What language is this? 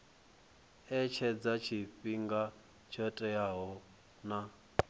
Venda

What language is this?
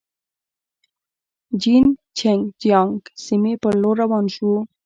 Pashto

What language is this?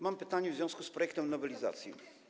Polish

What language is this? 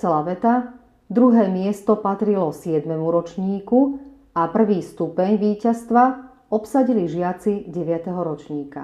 Slovak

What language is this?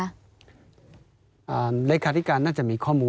Thai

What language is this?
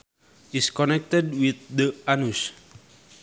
Sundanese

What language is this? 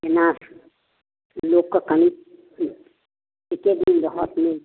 Maithili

